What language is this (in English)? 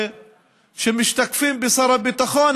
Hebrew